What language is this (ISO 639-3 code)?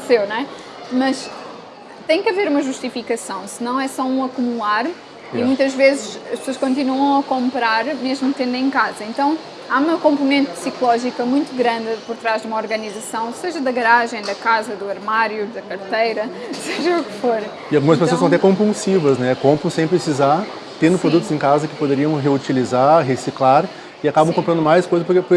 por